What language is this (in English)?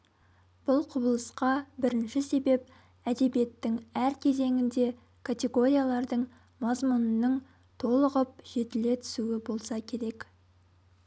Kazakh